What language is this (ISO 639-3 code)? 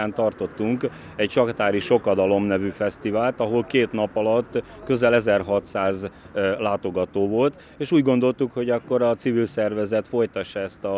hun